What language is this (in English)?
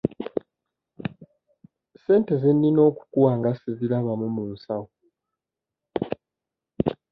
Ganda